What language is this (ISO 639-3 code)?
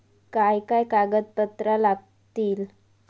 mar